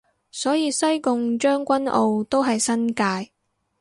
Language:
Cantonese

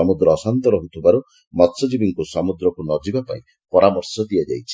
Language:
Odia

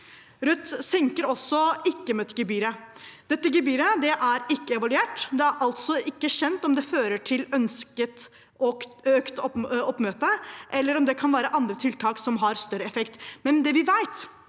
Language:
Norwegian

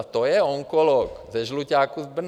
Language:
Czech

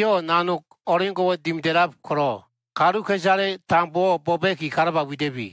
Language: Filipino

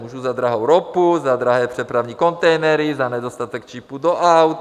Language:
Czech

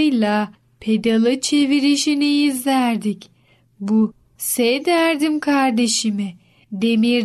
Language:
Turkish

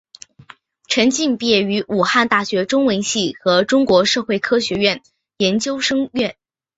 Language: Chinese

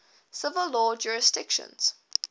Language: English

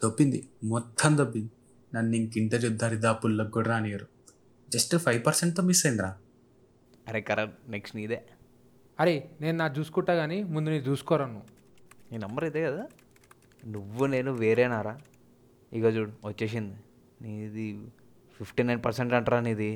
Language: Telugu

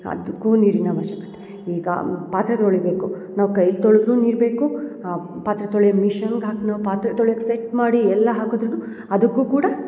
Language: Kannada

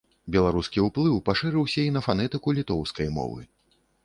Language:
Belarusian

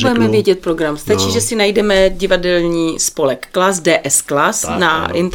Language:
Czech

